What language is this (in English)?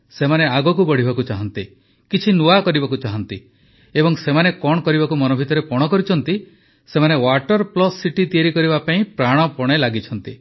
Odia